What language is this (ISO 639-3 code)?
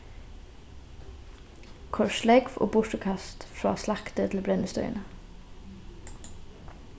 fao